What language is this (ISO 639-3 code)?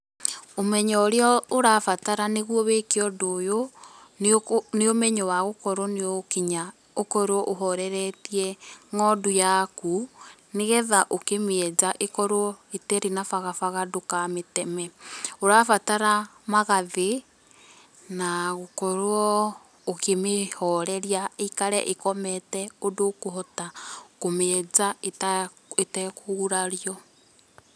kik